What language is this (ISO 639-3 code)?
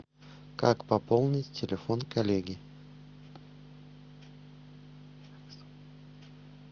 rus